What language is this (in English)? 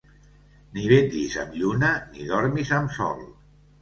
Catalan